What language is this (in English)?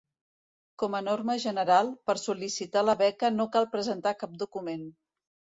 Catalan